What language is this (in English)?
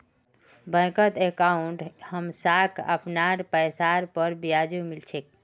Magahi